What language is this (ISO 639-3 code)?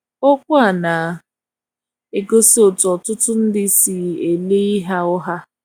ibo